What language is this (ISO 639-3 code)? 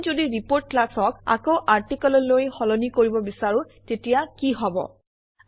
asm